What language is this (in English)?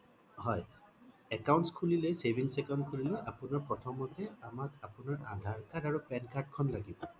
Assamese